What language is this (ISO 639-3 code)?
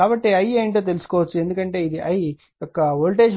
tel